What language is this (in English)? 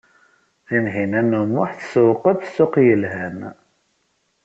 Kabyle